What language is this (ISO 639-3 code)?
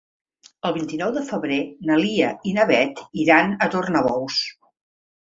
cat